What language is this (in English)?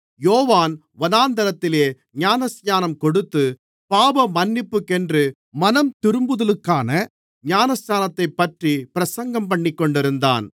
Tamil